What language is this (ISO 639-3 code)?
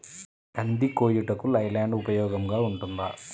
tel